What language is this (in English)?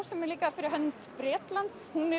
Icelandic